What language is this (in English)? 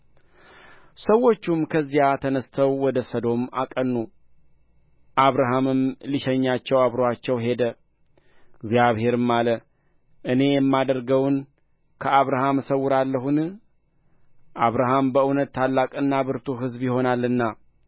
Amharic